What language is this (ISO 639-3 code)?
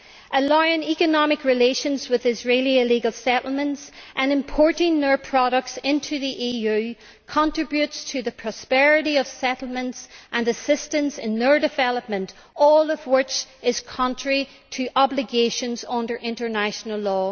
eng